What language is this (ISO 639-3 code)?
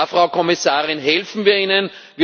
deu